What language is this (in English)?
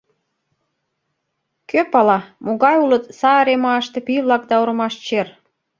Mari